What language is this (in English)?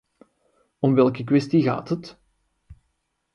Dutch